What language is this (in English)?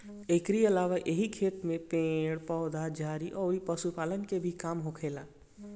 Bhojpuri